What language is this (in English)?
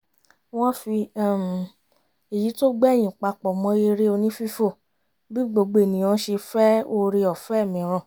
Yoruba